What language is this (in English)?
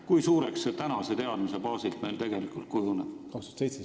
Estonian